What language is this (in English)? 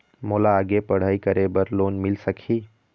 Chhattisgarhi